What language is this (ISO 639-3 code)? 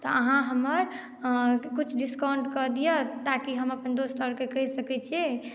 mai